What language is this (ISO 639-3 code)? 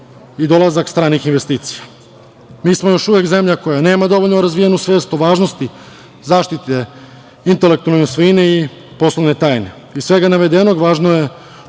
srp